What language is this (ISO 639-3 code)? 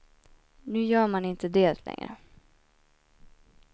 swe